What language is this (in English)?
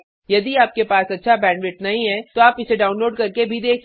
Hindi